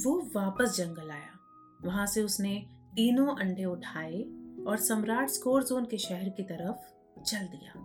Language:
Hindi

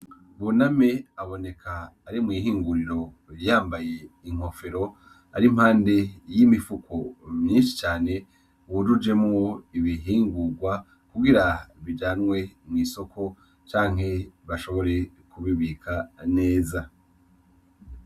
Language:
Rundi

